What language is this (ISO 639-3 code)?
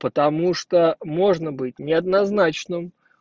rus